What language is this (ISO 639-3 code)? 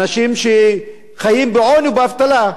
heb